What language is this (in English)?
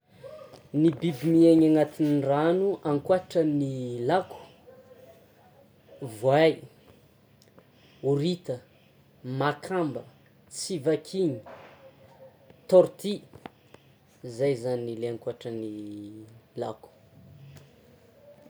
Tsimihety Malagasy